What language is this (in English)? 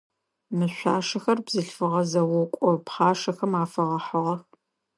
Adyghe